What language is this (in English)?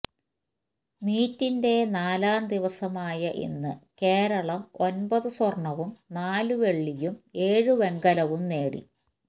Malayalam